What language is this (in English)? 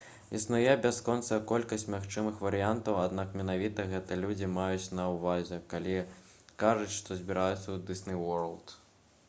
Belarusian